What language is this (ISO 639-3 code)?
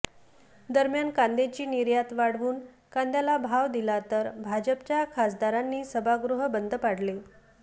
mar